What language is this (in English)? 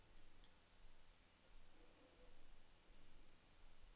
Norwegian